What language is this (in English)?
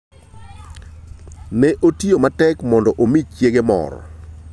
Luo (Kenya and Tanzania)